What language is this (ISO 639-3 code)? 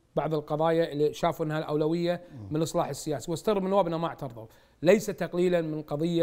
ara